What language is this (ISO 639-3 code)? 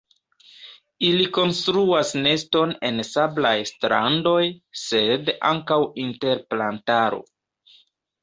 epo